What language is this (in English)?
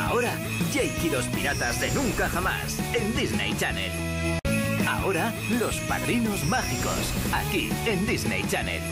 Spanish